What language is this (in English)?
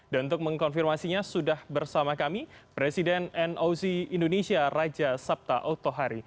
Indonesian